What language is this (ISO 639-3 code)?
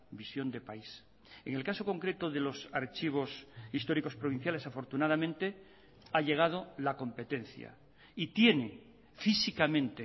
spa